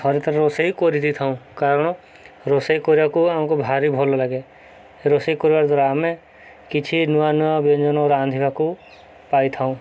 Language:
Odia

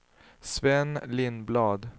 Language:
Swedish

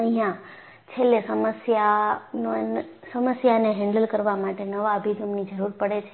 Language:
Gujarati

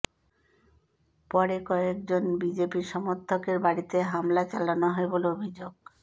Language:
Bangla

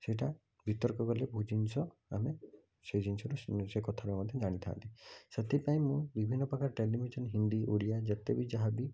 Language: Odia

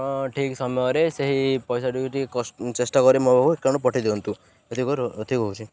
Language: Odia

